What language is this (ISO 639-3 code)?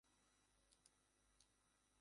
ben